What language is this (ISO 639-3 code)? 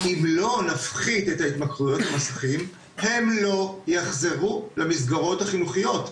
heb